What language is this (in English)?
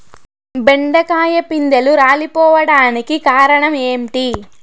Telugu